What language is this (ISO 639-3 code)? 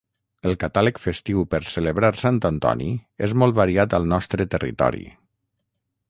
cat